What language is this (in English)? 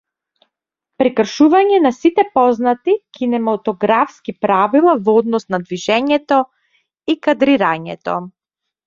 Macedonian